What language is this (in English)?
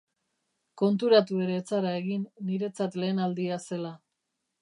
Basque